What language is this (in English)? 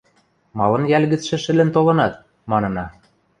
Western Mari